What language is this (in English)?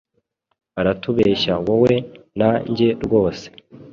Kinyarwanda